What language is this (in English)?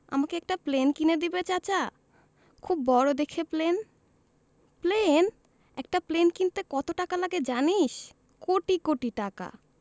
Bangla